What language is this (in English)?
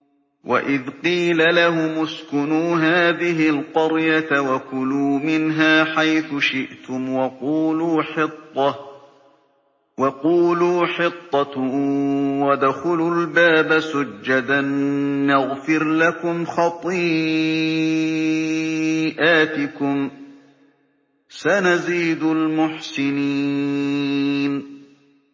Arabic